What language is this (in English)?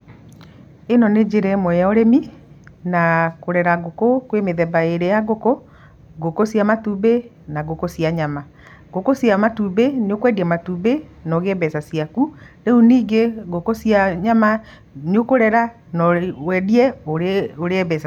Kikuyu